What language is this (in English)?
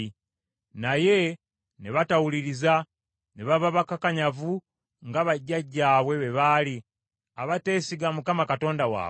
Ganda